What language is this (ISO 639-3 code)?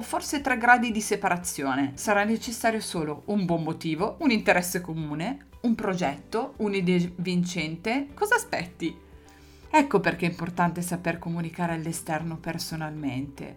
ita